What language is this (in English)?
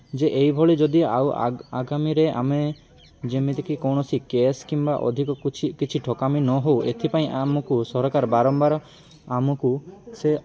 Odia